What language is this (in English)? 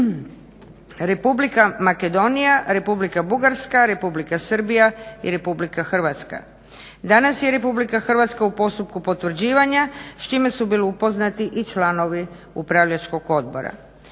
Croatian